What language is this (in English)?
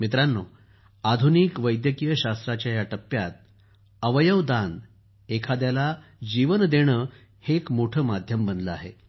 Marathi